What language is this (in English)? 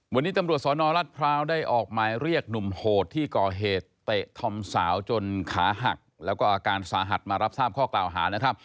Thai